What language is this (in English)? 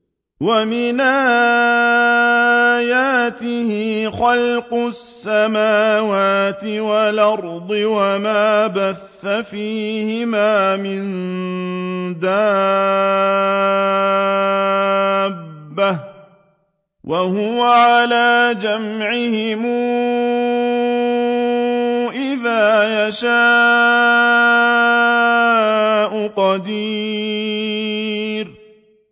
Arabic